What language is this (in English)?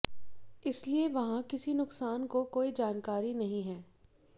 Hindi